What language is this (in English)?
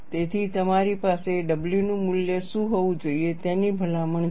Gujarati